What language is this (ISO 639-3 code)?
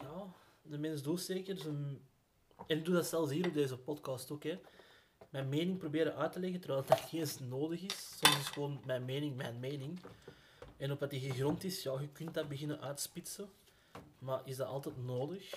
nld